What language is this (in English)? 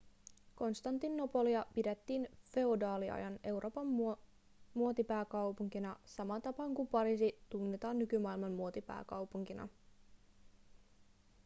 Finnish